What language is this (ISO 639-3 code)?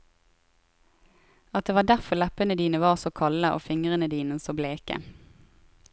nor